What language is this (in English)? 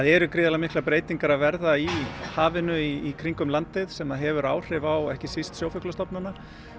Icelandic